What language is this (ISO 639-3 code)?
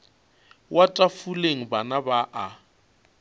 nso